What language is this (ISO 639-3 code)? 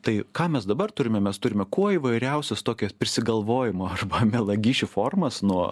lit